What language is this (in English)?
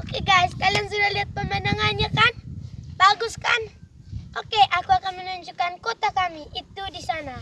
Xhosa